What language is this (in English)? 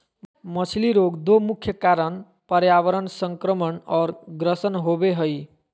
Magahi